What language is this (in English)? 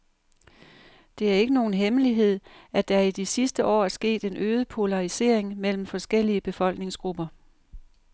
Danish